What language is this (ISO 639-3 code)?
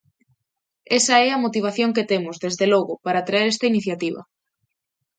glg